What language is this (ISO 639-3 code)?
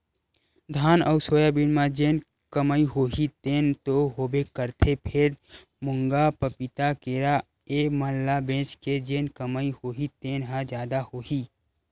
hne